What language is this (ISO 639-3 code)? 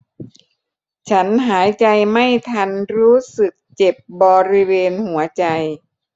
tha